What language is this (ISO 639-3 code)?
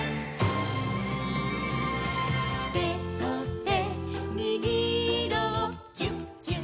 jpn